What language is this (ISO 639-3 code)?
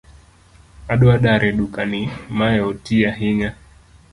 luo